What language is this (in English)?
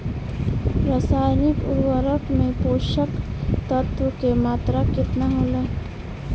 Bhojpuri